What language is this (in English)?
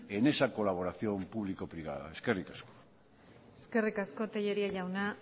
Basque